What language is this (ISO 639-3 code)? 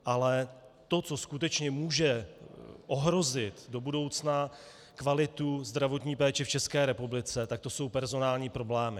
ces